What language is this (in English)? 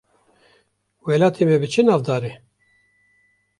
Kurdish